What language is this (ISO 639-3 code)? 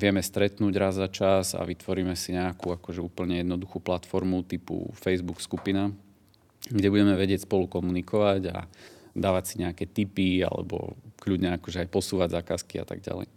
slk